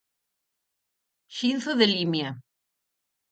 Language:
Galician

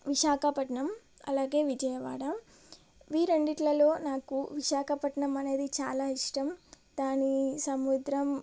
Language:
Telugu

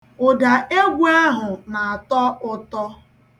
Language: Igbo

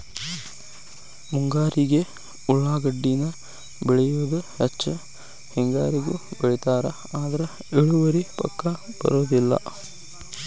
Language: Kannada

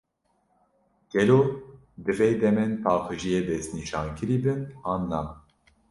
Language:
Kurdish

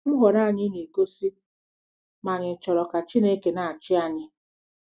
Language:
Igbo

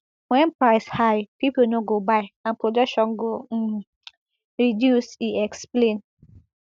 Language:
Nigerian Pidgin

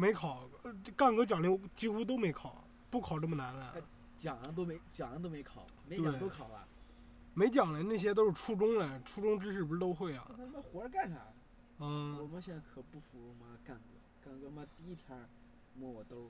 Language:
Chinese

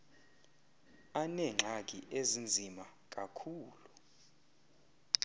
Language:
Xhosa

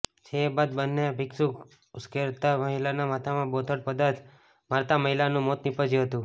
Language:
Gujarati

